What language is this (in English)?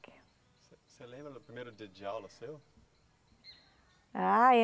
Portuguese